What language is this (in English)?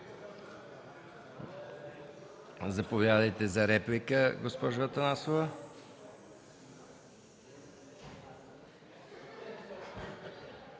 Bulgarian